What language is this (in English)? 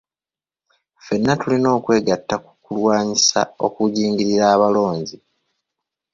Ganda